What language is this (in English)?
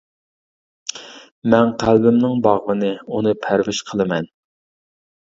Uyghur